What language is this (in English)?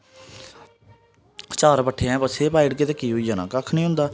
Dogri